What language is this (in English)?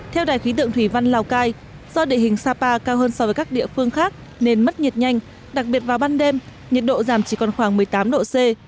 Vietnamese